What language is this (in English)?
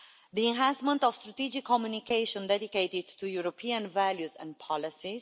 English